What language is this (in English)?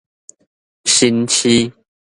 Min Nan Chinese